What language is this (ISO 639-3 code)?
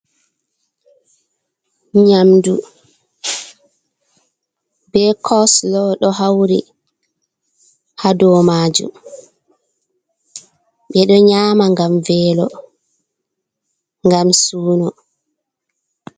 ful